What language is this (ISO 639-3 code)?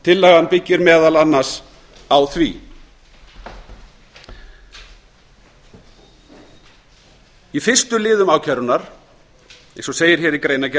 isl